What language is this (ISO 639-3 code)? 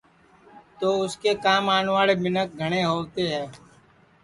ssi